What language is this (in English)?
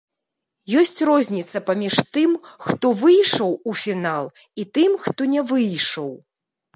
Belarusian